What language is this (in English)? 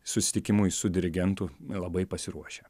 Lithuanian